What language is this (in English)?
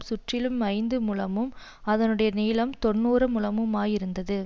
Tamil